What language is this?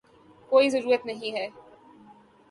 Urdu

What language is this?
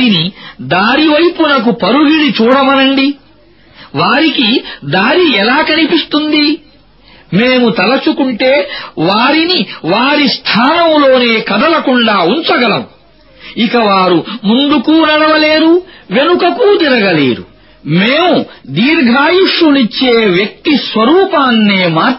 Arabic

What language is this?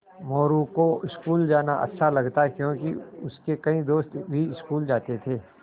Hindi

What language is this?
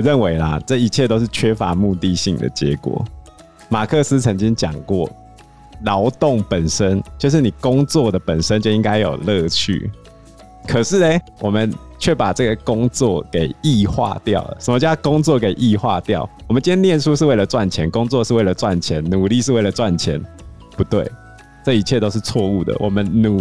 Chinese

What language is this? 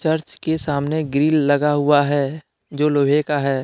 Hindi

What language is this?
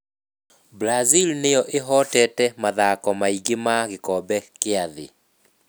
Kikuyu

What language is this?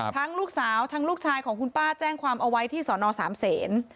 Thai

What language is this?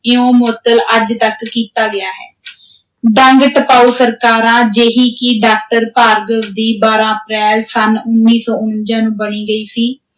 Punjabi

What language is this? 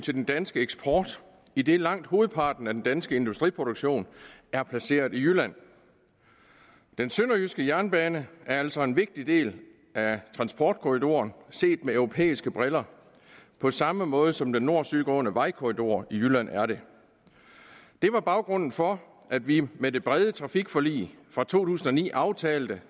Danish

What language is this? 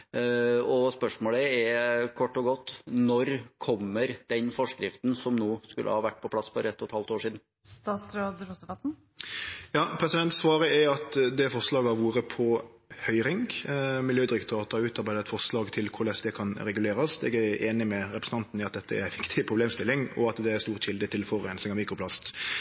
Norwegian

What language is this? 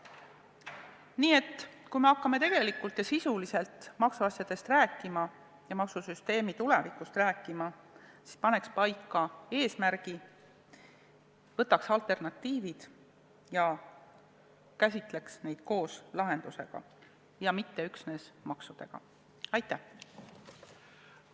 Estonian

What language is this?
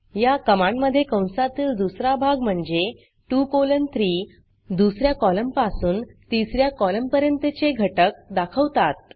Marathi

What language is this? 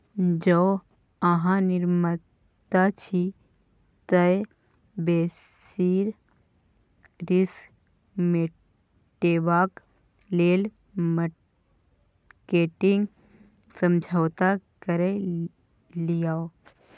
Maithili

